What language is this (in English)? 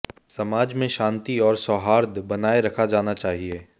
Hindi